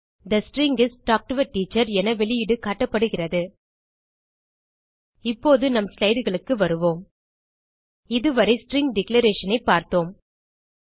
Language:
Tamil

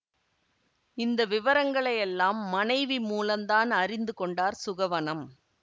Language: Tamil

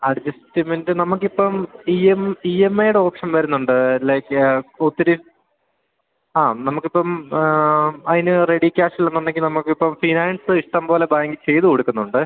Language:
Malayalam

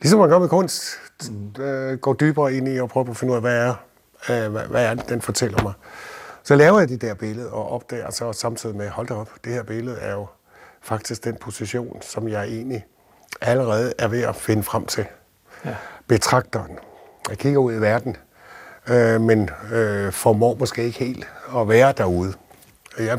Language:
Danish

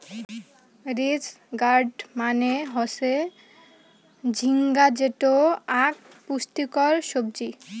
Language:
Bangla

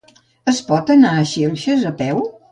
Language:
Catalan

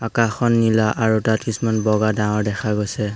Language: Assamese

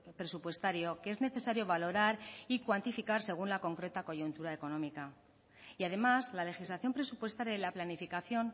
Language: Spanish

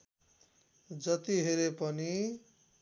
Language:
Nepali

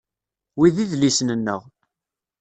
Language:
Kabyle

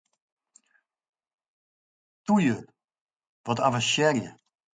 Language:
Western Frisian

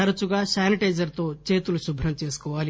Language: Telugu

